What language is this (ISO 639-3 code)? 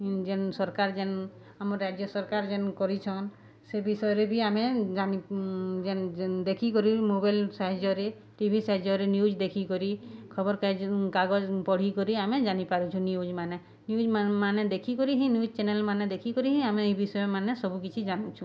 ori